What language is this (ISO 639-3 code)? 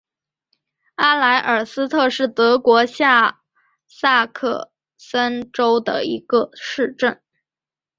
zho